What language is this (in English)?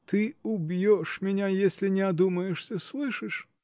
Russian